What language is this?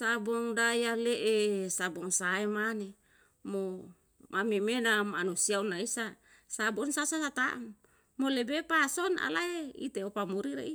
Yalahatan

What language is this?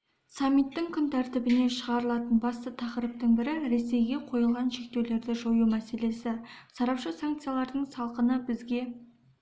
Kazakh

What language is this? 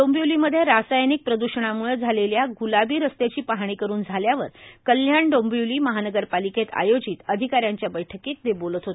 Marathi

